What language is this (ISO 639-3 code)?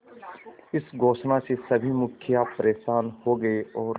hin